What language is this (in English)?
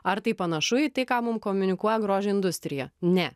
Lithuanian